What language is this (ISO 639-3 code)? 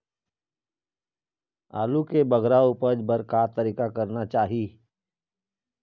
hne